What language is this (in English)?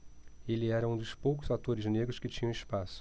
Portuguese